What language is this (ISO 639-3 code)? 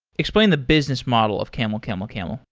eng